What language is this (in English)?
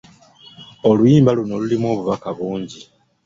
Ganda